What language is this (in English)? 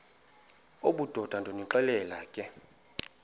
Xhosa